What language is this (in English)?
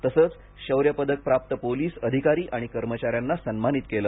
Marathi